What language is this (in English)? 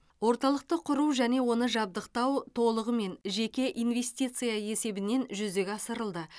Kazakh